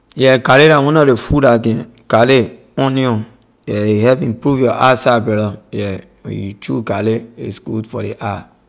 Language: Liberian English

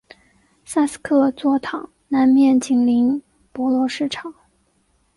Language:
Chinese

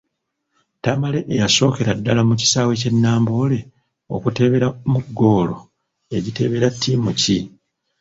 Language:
Ganda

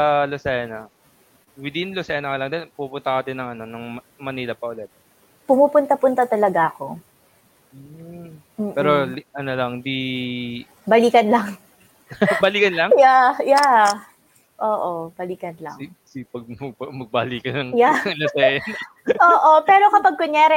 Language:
Filipino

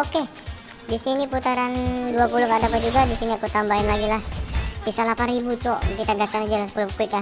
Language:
Indonesian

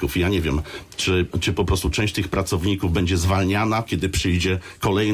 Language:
Polish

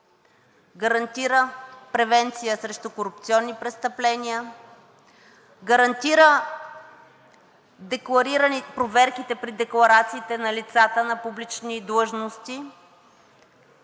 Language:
Bulgarian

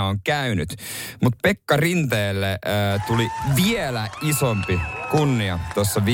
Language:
Finnish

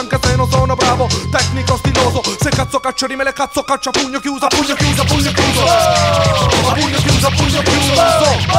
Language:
Italian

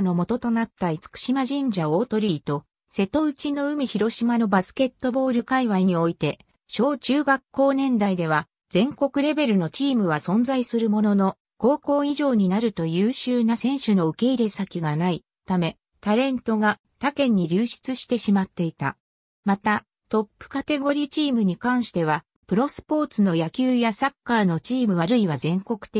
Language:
Japanese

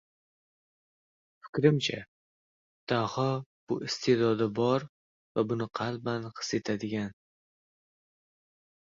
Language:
Uzbek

